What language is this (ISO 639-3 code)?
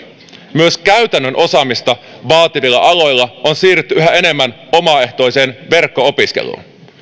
fin